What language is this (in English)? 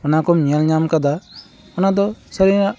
Santali